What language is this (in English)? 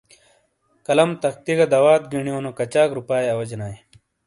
Shina